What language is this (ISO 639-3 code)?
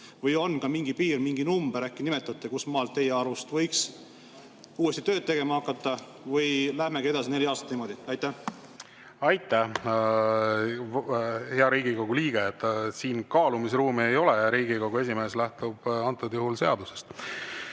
est